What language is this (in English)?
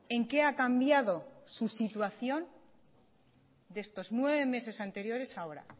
Spanish